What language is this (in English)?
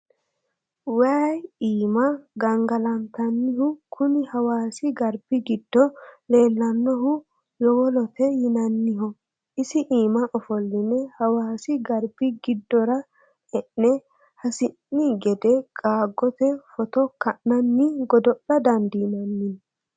Sidamo